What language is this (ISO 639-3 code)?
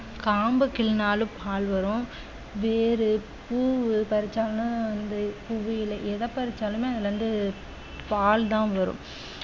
tam